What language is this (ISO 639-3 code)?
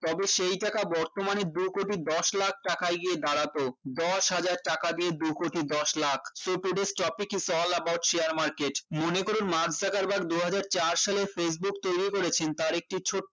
ben